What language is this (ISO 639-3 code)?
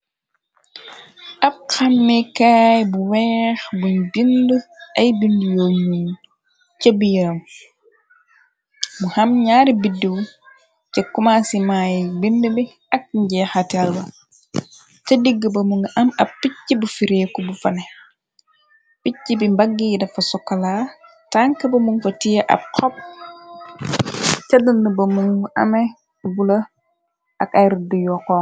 wol